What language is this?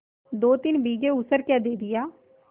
Hindi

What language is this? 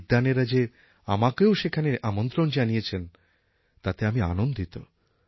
Bangla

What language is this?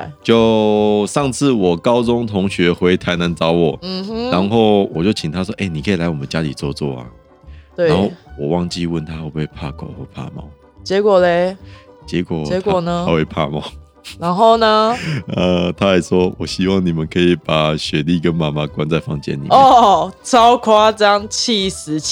Chinese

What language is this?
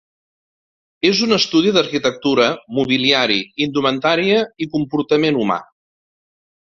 Catalan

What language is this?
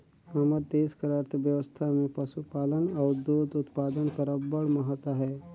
Chhattisgarhi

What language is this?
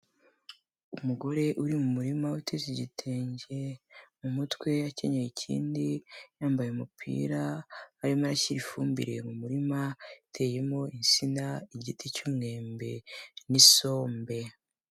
Kinyarwanda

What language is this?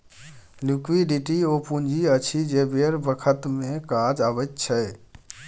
Maithili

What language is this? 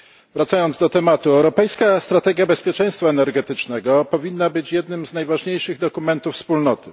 Polish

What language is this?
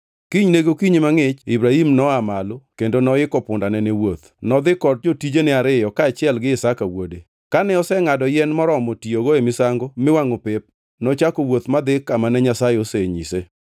Luo (Kenya and Tanzania)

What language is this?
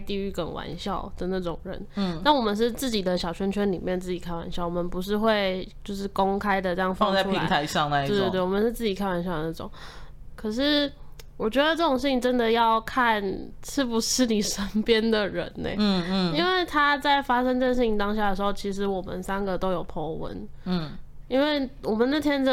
Chinese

